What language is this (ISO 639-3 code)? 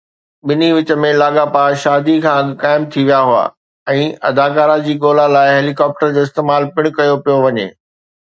snd